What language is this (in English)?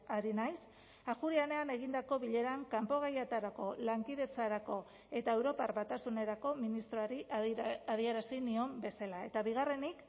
Basque